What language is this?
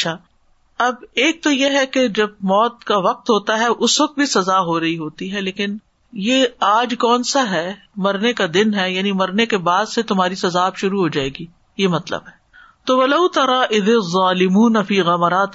Urdu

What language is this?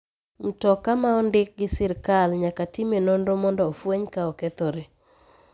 Luo (Kenya and Tanzania)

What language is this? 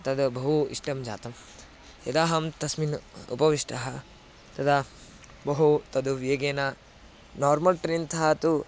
Sanskrit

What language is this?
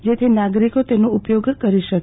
Gujarati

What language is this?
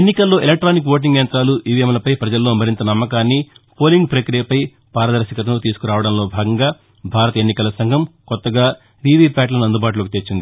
Telugu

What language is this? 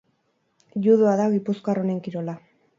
Basque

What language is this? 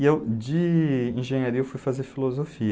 Portuguese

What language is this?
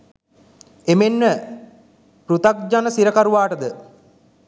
Sinhala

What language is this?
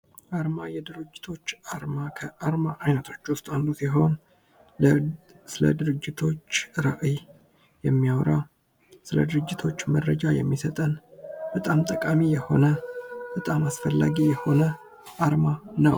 Amharic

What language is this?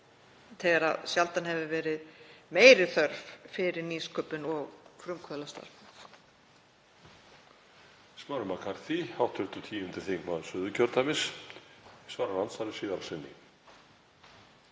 Icelandic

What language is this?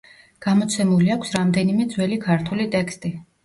Georgian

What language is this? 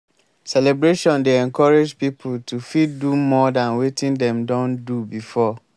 Nigerian Pidgin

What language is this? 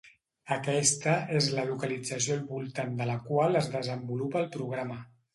Catalan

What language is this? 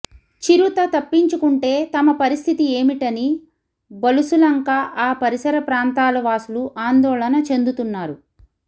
Telugu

